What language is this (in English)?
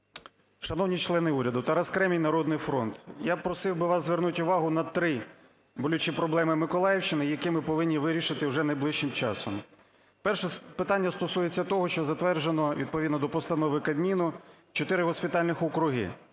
Ukrainian